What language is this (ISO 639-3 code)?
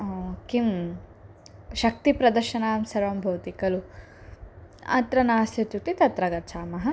san